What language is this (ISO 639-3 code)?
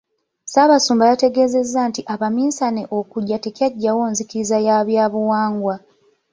lug